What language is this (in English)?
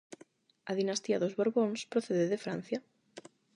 Galician